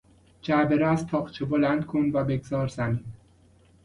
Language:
Persian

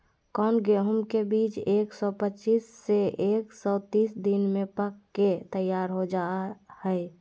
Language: Magahi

